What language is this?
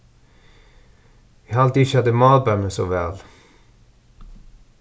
Faroese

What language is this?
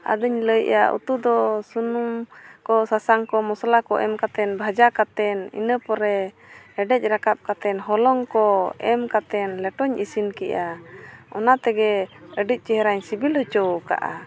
Santali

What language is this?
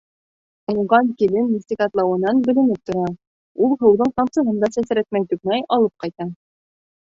Bashkir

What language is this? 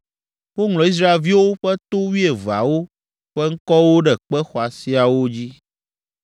Ewe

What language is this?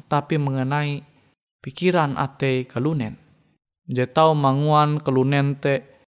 Indonesian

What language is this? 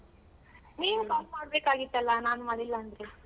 Kannada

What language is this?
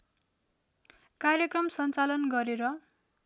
Nepali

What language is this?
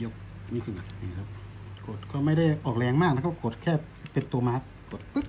Thai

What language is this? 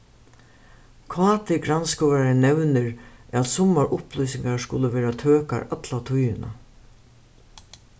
Faroese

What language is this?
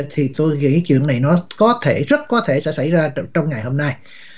Vietnamese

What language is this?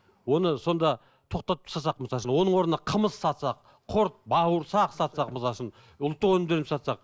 Kazakh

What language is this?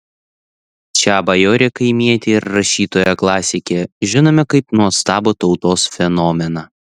Lithuanian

